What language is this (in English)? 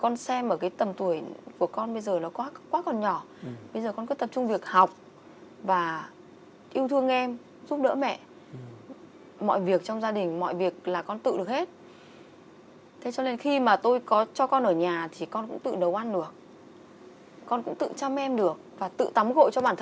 Vietnamese